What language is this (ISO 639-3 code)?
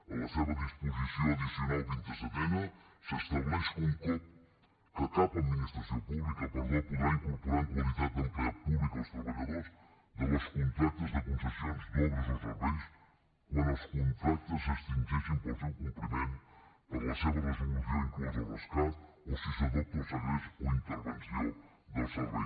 cat